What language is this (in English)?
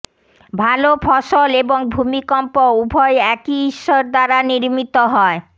Bangla